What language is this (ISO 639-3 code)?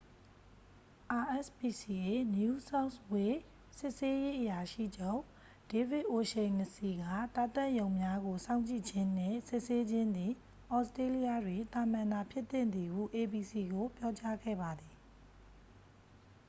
mya